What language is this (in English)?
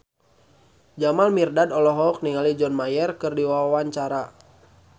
Sundanese